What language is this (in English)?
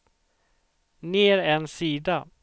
Swedish